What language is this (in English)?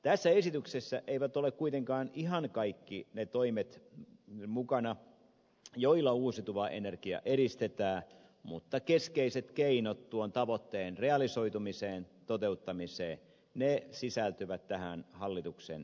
Finnish